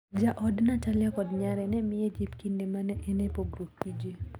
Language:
Luo (Kenya and Tanzania)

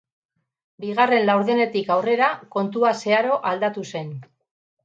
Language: Basque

